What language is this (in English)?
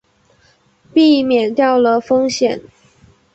Chinese